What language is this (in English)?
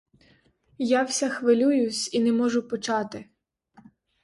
Ukrainian